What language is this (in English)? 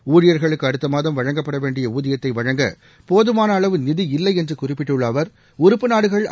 Tamil